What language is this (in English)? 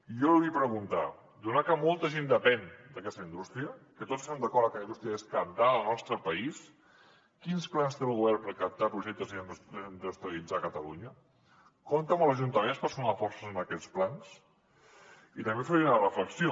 Catalan